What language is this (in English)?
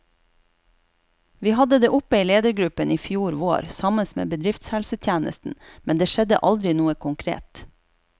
Norwegian